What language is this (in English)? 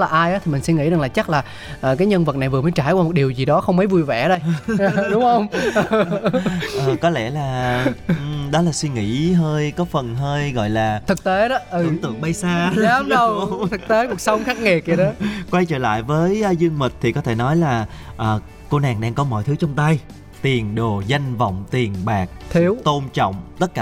Vietnamese